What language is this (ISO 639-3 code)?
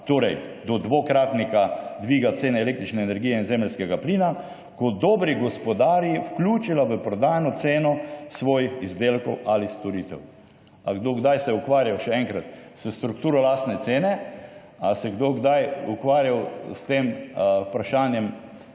slv